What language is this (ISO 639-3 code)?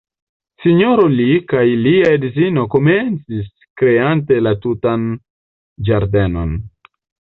epo